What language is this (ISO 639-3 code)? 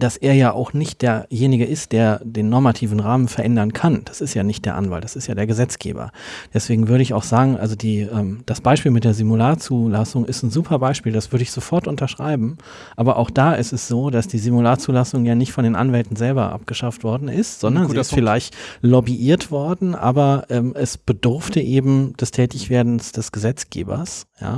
deu